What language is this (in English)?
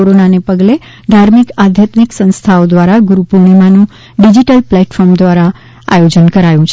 Gujarati